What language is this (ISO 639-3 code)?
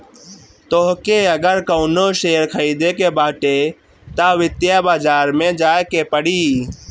bho